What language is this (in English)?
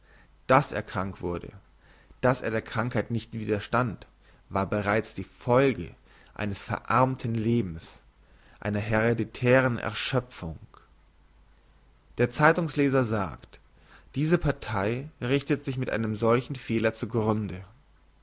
German